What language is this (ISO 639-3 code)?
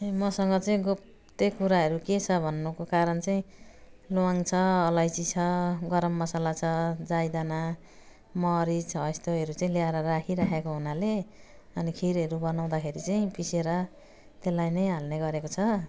nep